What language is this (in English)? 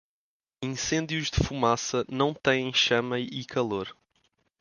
Portuguese